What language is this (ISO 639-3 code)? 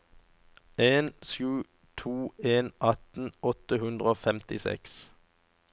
nor